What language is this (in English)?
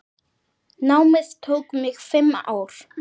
Icelandic